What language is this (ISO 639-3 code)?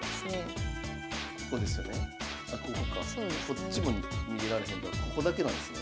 jpn